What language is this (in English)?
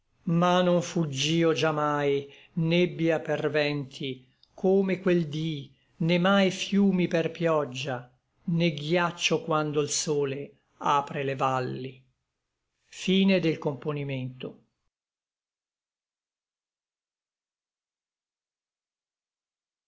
Italian